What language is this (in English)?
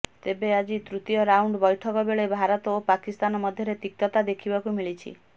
Odia